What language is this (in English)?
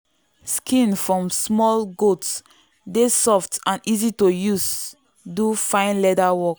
Nigerian Pidgin